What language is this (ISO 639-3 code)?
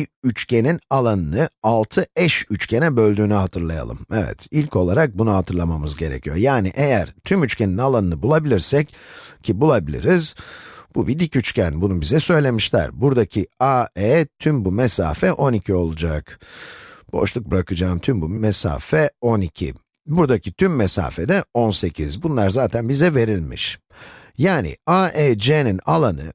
tur